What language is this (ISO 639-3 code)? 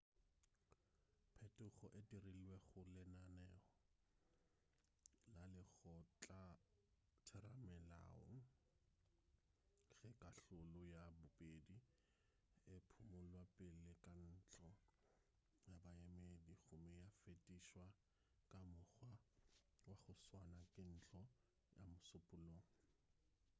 nso